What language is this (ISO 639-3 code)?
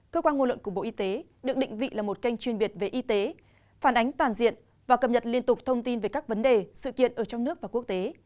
vie